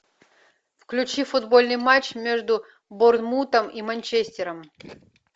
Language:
Russian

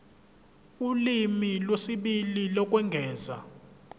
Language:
Zulu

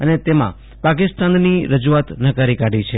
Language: Gujarati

